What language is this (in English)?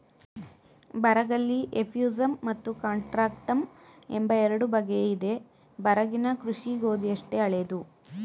Kannada